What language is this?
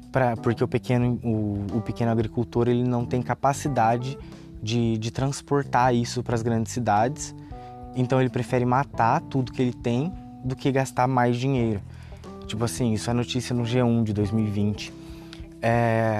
Portuguese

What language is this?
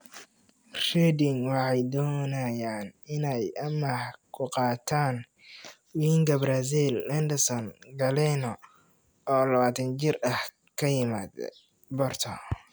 Somali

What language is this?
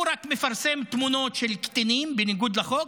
Hebrew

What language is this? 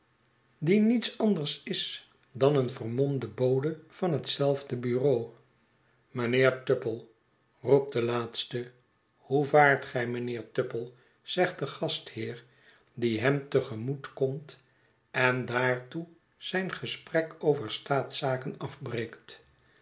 Dutch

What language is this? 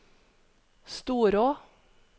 Norwegian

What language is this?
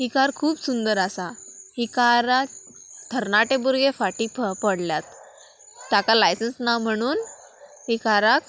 Konkani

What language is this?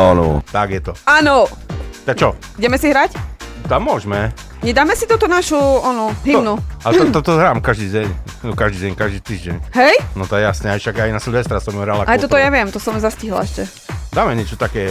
Slovak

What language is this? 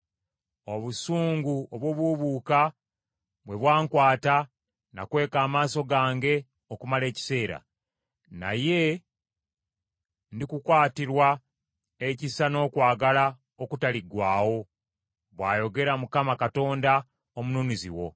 Ganda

